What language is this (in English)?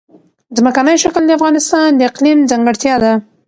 Pashto